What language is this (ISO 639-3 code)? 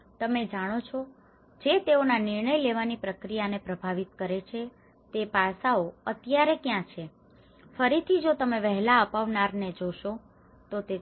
guj